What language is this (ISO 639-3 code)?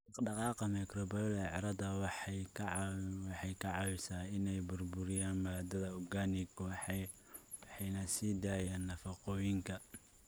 som